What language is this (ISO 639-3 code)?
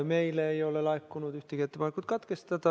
est